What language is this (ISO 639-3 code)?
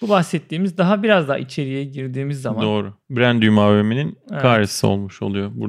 tur